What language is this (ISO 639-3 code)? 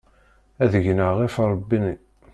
kab